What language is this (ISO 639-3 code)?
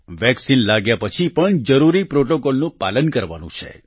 guj